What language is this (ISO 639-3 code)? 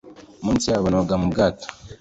kin